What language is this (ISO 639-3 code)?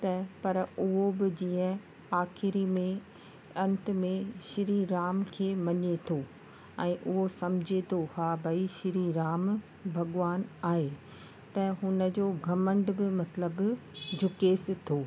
snd